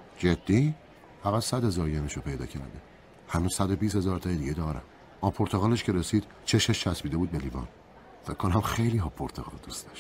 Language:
Persian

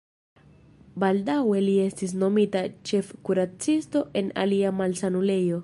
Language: Esperanto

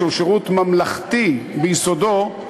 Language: Hebrew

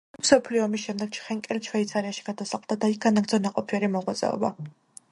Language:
Georgian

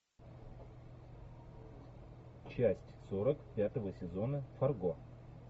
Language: Russian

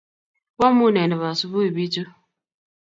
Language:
Kalenjin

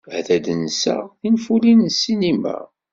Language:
Kabyle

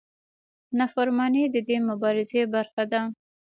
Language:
Pashto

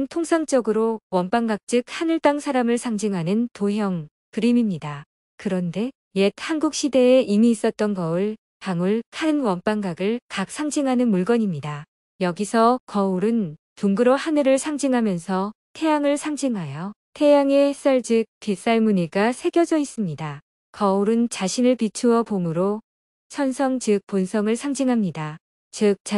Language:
Korean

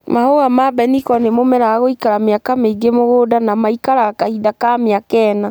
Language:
Kikuyu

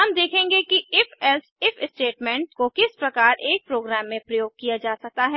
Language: Hindi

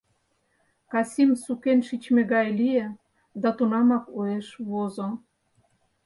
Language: Mari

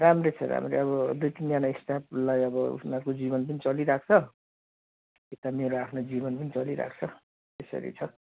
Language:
Nepali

